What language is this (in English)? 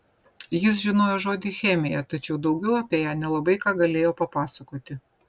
Lithuanian